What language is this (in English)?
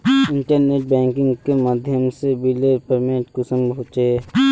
Magahi